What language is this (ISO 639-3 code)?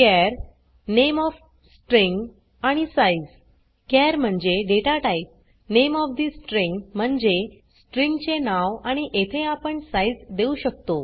mar